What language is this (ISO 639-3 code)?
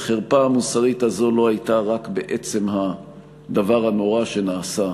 heb